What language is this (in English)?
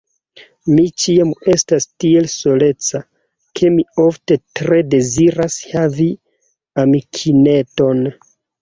Esperanto